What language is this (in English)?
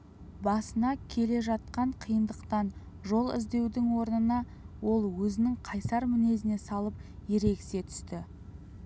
Kazakh